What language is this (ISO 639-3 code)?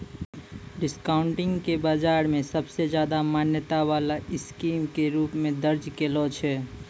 mai